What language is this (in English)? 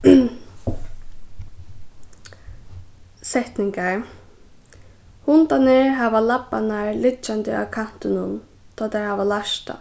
Faroese